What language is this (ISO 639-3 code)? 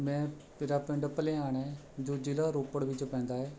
pan